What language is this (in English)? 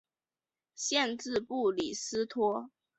Chinese